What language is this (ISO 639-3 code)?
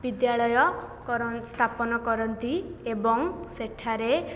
ori